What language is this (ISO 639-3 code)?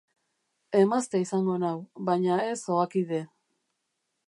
eus